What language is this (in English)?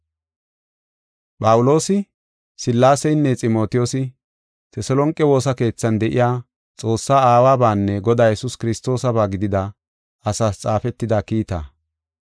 Gofa